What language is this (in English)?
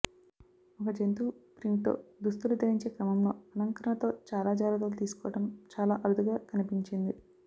Telugu